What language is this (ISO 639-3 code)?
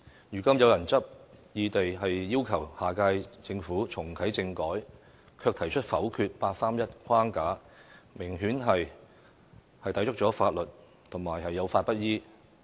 yue